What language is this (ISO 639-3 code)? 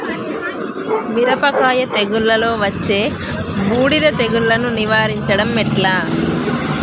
tel